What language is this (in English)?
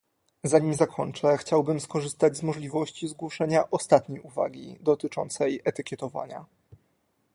Polish